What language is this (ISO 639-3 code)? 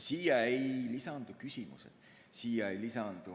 est